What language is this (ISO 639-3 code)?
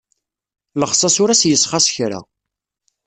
kab